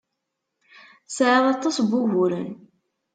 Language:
Kabyle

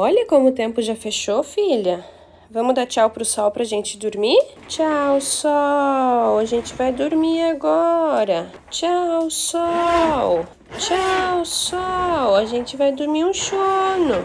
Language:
Portuguese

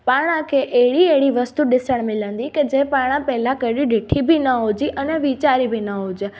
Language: Sindhi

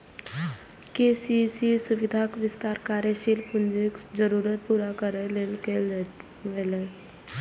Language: Maithili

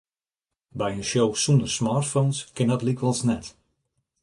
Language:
Western Frisian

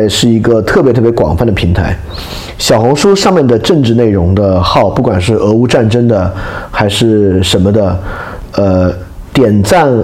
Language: Chinese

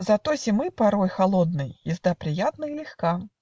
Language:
Russian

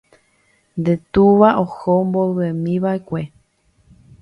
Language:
Guarani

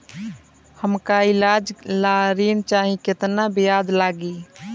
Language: Bhojpuri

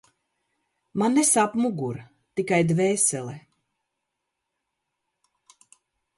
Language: Latvian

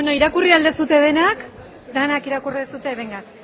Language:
Basque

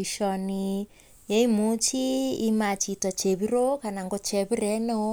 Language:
Kalenjin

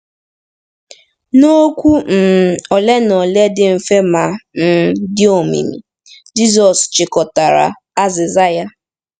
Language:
Igbo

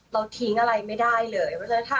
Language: Thai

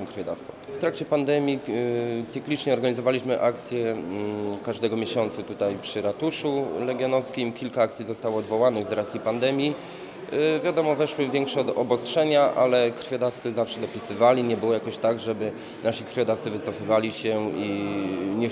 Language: Polish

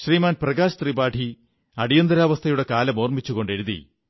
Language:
Malayalam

